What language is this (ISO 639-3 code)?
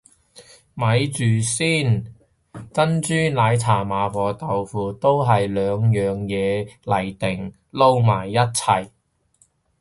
yue